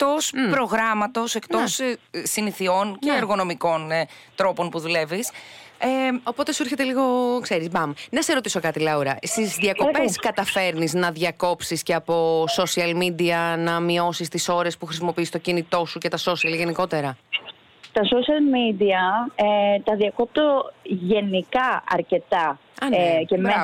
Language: Greek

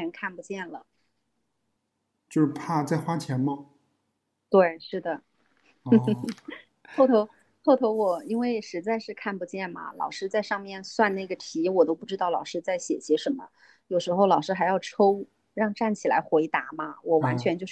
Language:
Chinese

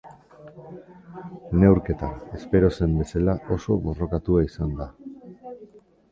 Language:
Basque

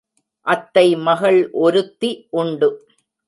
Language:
Tamil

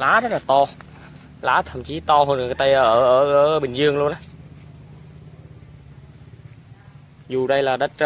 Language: Vietnamese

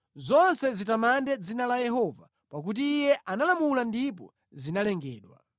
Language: Nyanja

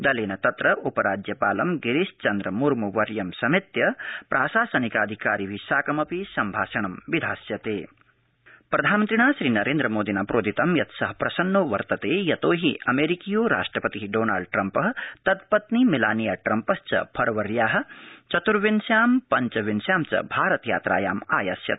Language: Sanskrit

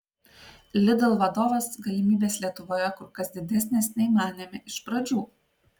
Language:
Lithuanian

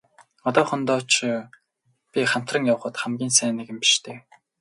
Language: Mongolian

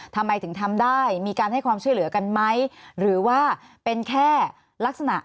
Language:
Thai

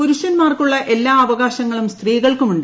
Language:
Malayalam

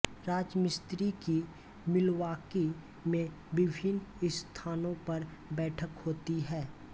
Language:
Hindi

